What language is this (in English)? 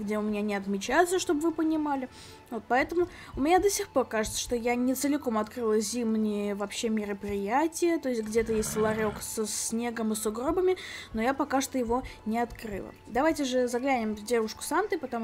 Russian